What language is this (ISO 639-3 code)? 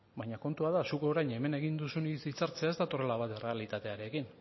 eus